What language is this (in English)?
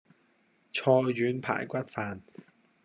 Cantonese